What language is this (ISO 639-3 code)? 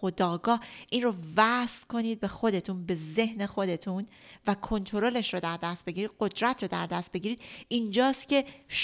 fas